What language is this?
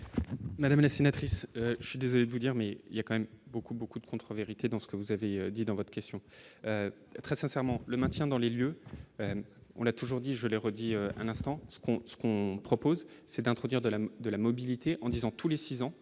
French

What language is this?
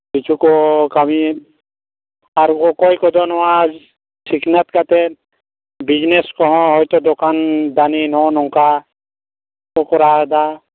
Santali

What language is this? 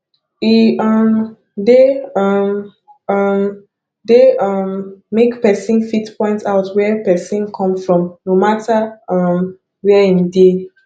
Nigerian Pidgin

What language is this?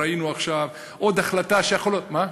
Hebrew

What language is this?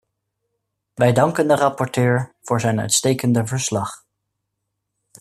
Dutch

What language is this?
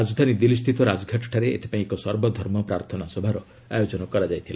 Odia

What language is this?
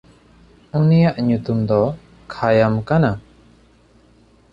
Santali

